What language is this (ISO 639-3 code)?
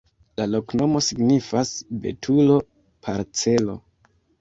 epo